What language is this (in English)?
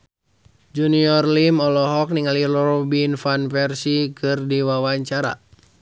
Sundanese